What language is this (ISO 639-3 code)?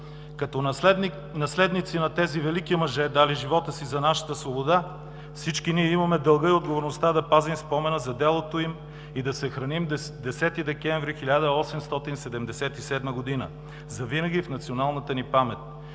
bul